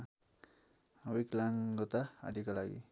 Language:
Nepali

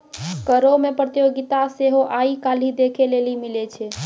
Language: Maithili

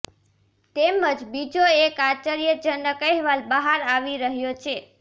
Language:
Gujarati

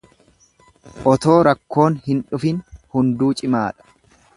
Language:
Oromo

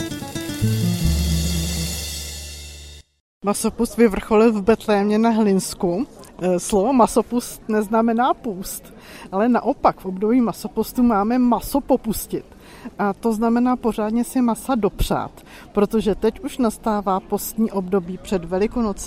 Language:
Czech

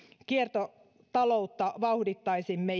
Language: Finnish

